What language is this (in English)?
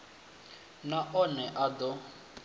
Venda